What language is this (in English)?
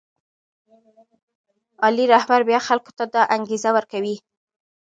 Pashto